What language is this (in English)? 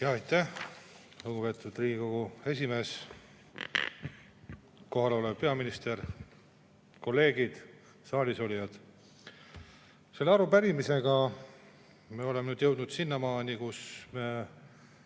Estonian